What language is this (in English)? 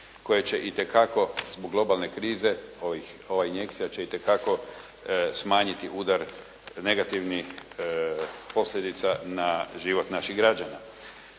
Croatian